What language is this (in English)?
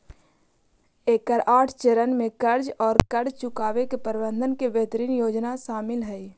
Magahi